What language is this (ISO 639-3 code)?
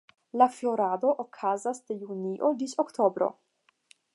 epo